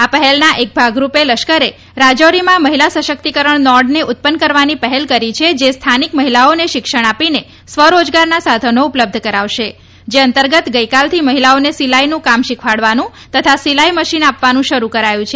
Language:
Gujarati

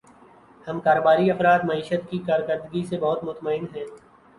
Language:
Urdu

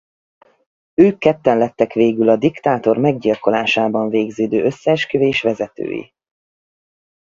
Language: Hungarian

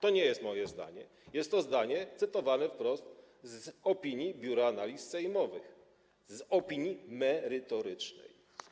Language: Polish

